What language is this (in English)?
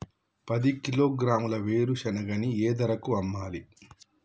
Telugu